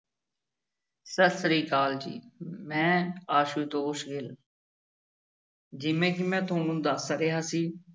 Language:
Punjabi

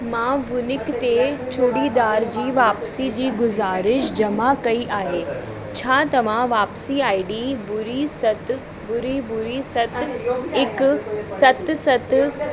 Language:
Sindhi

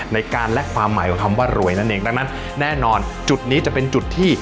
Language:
Thai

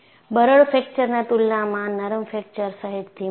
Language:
Gujarati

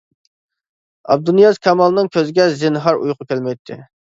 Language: Uyghur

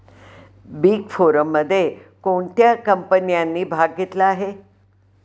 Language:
Marathi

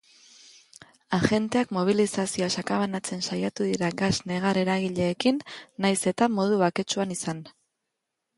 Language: Basque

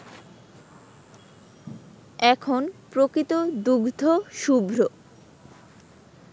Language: Bangla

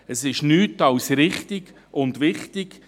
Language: Swiss German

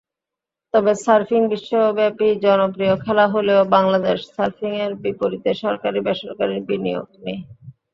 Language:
Bangla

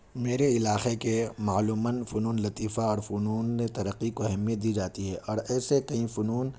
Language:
Urdu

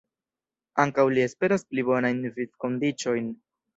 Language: Esperanto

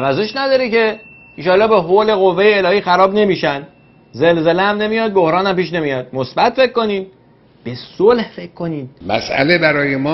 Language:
Persian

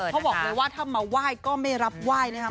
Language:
Thai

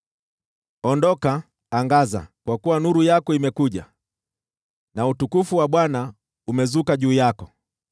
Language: Swahili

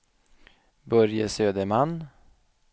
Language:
Swedish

